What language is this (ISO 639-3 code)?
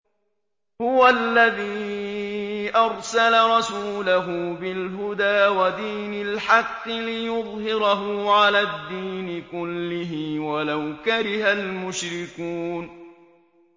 ara